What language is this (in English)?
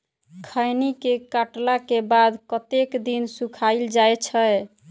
Maithili